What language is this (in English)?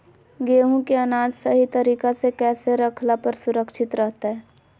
Magahi